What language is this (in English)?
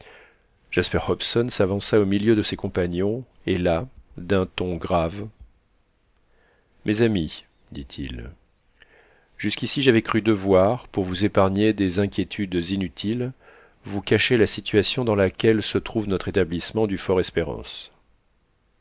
French